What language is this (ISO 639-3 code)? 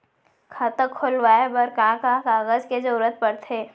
hne